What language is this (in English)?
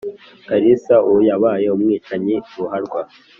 Kinyarwanda